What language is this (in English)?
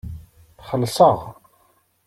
Kabyle